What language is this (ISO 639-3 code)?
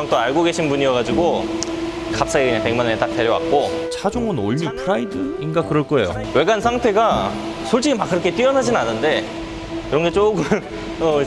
kor